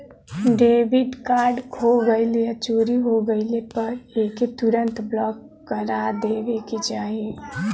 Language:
Bhojpuri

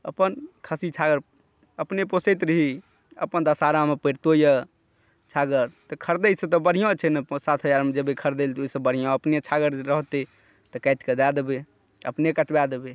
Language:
Maithili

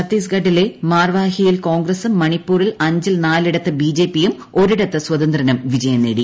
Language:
Malayalam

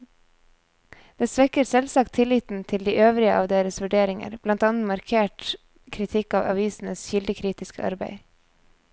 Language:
Norwegian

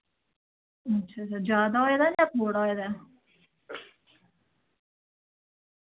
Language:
Dogri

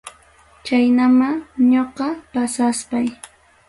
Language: Ayacucho Quechua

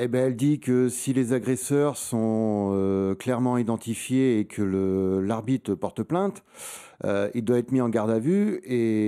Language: French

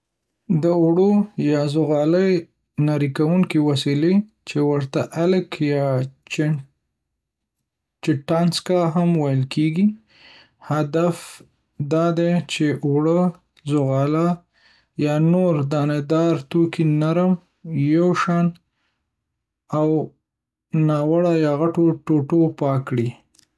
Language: Pashto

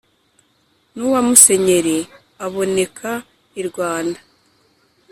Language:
Kinyarwanda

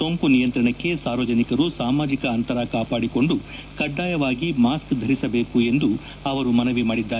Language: Kannada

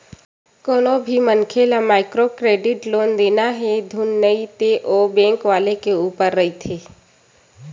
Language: Chhattisgarhi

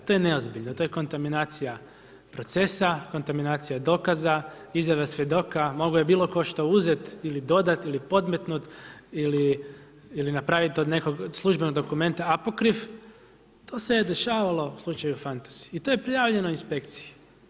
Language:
Croatian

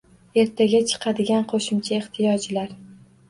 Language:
Uzbek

